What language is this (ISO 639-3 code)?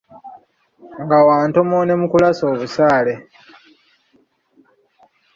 lug